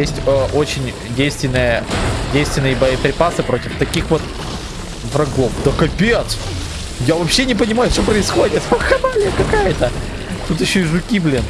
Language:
Russian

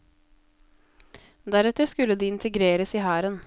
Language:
Norwegian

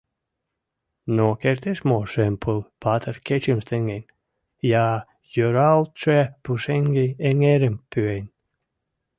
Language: Mari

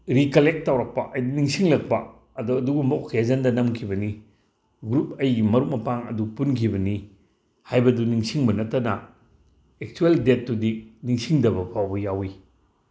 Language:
Manipuri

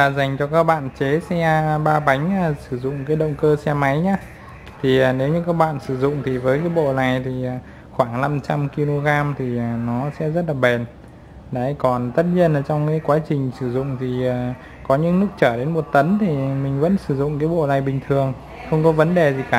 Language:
Vietnamese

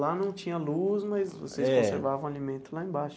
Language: Portuguese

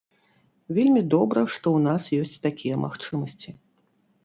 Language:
Belarusian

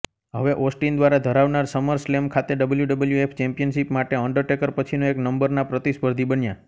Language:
Gujarati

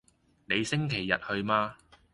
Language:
Cantonese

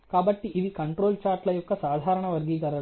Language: Telugu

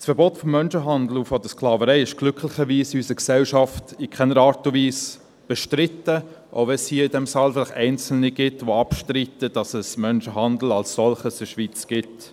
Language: Swiss German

